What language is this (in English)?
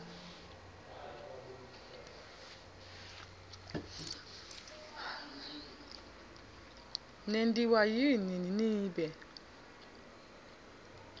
Swati